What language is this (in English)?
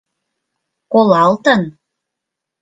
Mari